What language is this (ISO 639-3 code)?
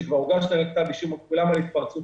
heb